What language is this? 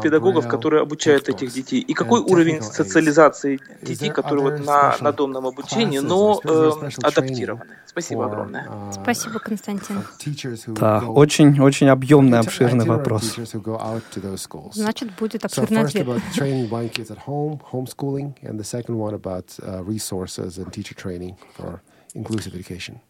Russian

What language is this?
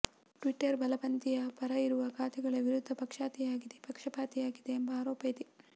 Kannada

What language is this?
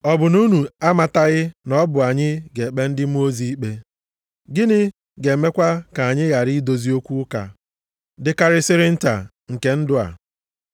Igbo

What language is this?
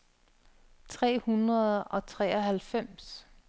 Danish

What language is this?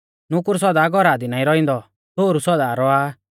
Mahasu Pahari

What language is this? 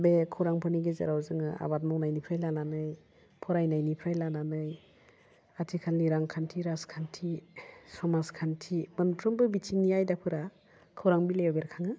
Bodo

